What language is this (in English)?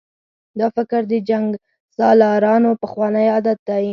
Pashto